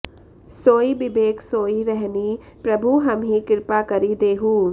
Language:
Sanskrit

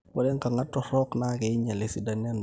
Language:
Masai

